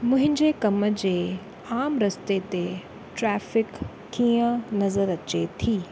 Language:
Sindhi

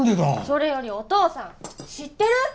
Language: Japanese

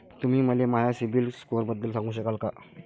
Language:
Marathi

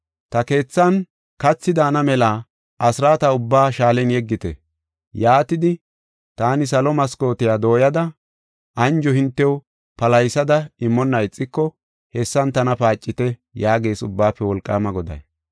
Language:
Gofa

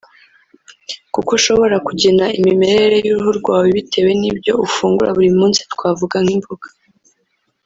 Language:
Kinyarwanda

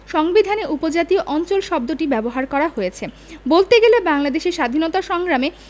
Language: Bangla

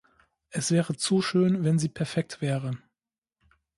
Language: German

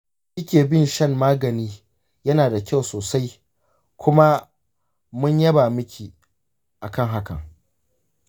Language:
Hausa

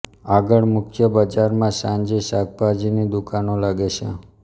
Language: Gujarati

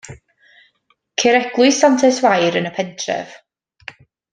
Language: Welsh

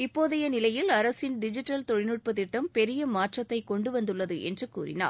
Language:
Tamil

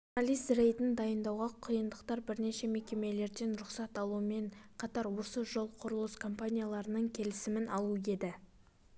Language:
Kazakh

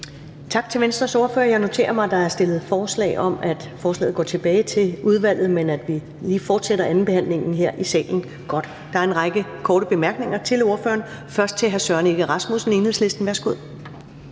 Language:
Danish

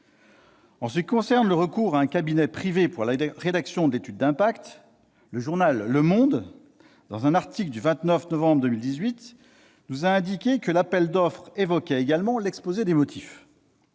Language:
French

